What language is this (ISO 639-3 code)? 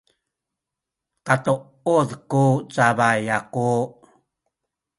szy